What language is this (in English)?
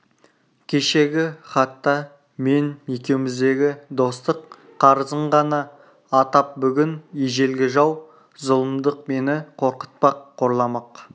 Kazakh